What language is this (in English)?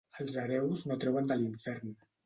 Catalan